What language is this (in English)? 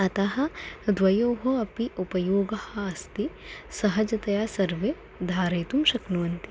Sanskrit